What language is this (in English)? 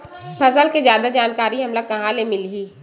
Chhattisgarhi